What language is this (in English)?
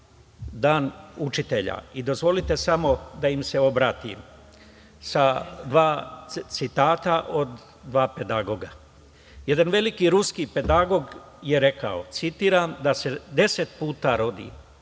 Serbian